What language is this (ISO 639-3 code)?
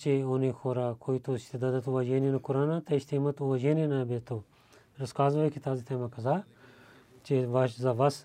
bul